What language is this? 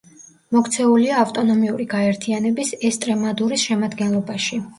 Georgian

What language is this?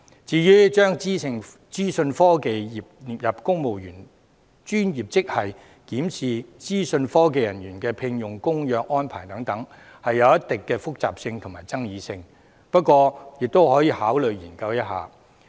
Cantonese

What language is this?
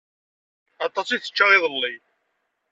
Kabyle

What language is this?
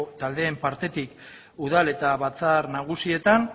Basque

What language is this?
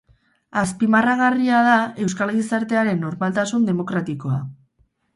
Basque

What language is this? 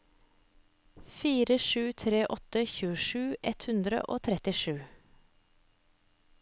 Norwegian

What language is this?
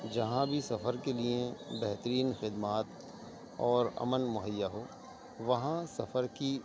Urdu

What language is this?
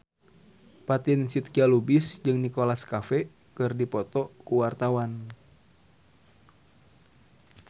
Sundanese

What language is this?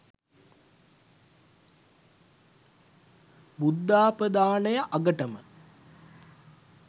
Sinhala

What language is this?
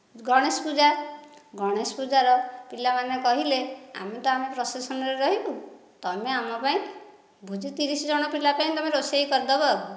Odia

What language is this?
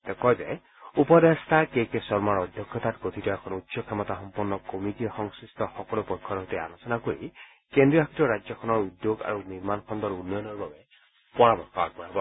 Assamese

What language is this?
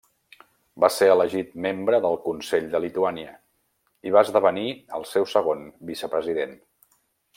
Catalan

